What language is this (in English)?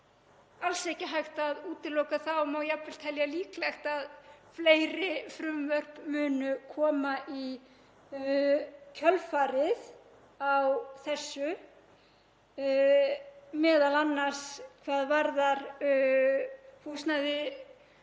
Icelandic